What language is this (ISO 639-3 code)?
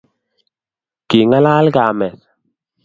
kln